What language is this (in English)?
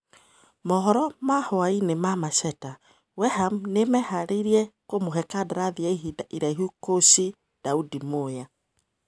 Kikuyu